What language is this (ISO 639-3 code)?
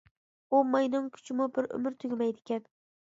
uig